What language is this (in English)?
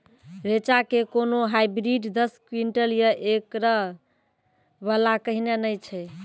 Maithili